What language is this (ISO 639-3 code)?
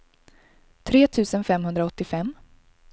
swe